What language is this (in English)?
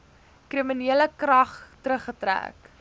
Afrikaans